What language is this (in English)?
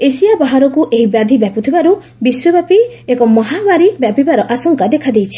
Odia